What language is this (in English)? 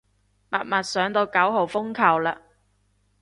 Cantonese